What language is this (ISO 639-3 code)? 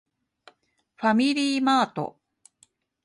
jpn